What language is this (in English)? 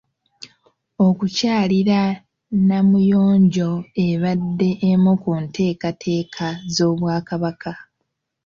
Ganda